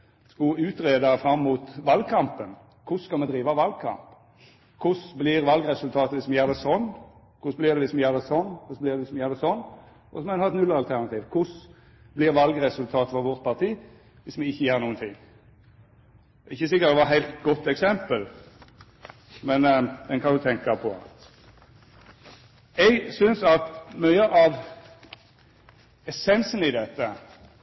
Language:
Norwegian Nynorsk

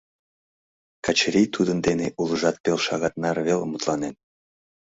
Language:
Mari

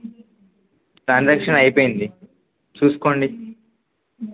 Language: Telugu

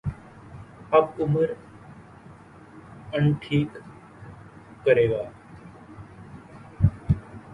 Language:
Urdu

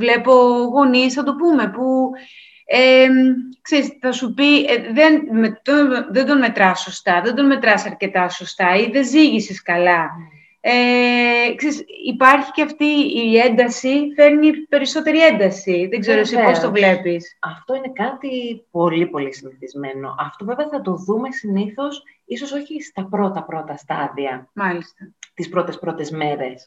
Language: Greek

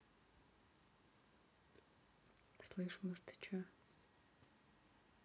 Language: Russian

